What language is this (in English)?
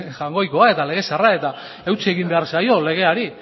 Basque